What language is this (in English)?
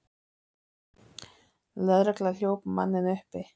Icelandic